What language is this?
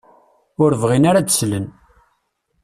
Kabyle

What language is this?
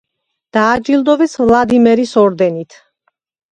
Georgian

